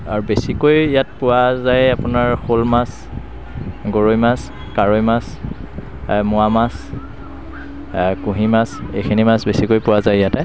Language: Assamese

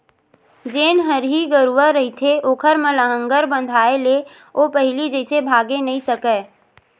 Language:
Chhattisgarhi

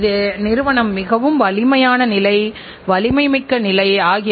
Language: Tamil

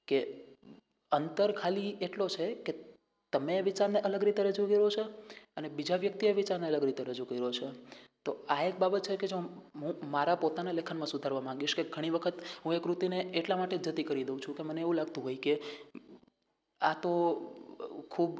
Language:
Gujarati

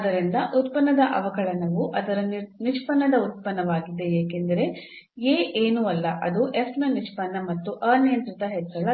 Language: Kannada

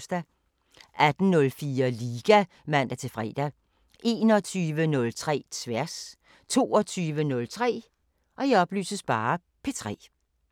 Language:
Danish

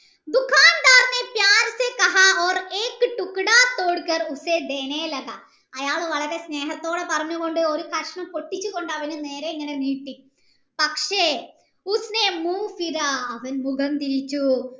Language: Malayalam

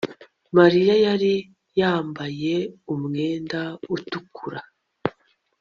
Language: Kinyarwanda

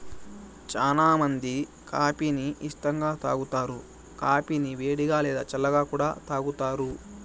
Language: Telugu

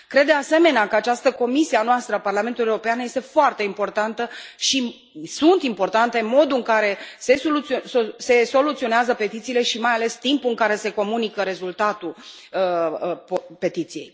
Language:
Romanian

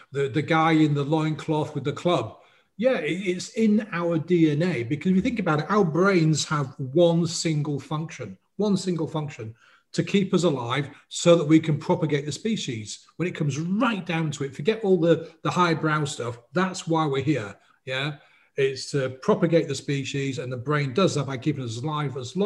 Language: English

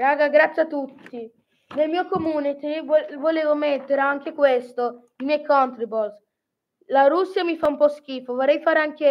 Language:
Italian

